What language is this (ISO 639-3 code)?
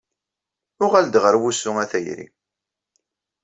kab